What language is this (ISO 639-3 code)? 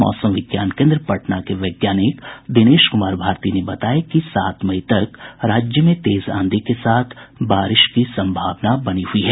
hin